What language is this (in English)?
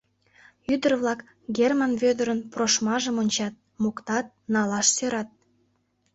Mari